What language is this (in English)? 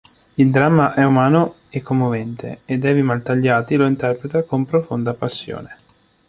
Italian